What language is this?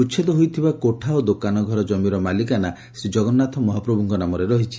Odia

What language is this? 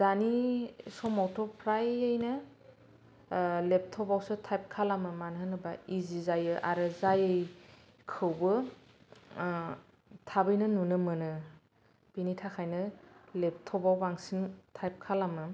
Bodo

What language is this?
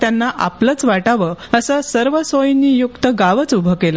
Marathi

